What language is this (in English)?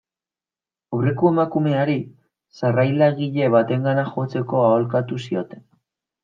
Basque